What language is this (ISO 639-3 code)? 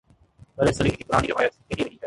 urd